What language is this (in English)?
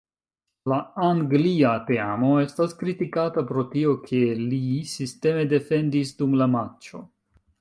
Esperanto